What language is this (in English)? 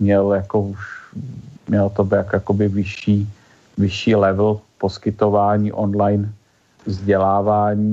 Czech